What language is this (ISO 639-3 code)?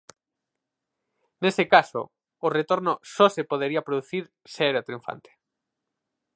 glg